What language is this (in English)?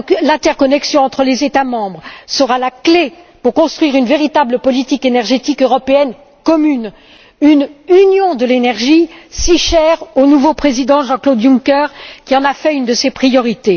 French